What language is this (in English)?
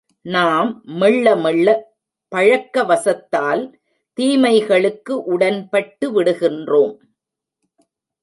Tamil